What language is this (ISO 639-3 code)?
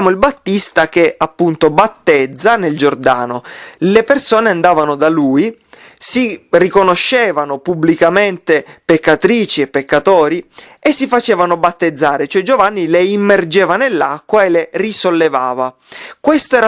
ita